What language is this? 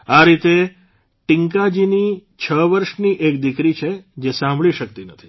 Gujarati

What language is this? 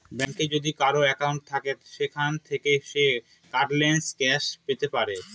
Bangla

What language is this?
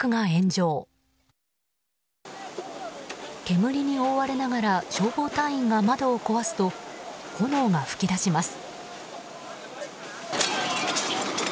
Japanese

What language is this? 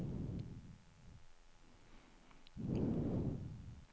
Swedish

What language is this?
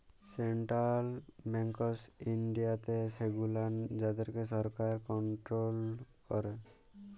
Bangla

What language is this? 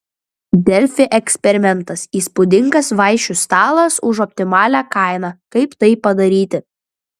Lithuanian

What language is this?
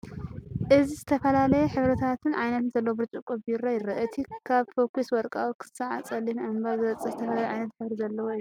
Tigrinya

